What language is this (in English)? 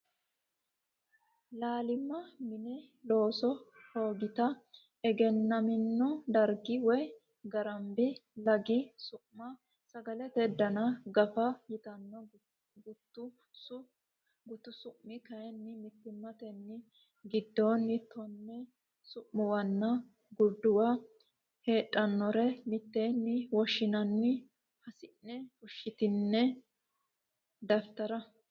Sidamo